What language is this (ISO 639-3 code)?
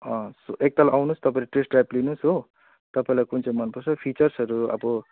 nep